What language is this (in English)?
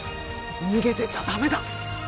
Japanese